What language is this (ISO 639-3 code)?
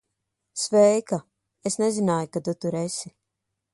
lav